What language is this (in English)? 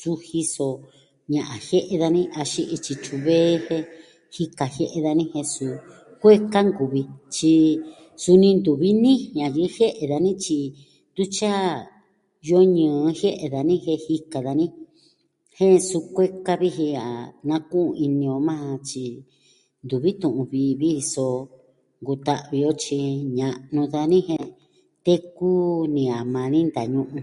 Southwestern Tlaxiaco Mixtec